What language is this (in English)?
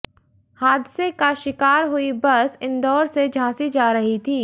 Hindi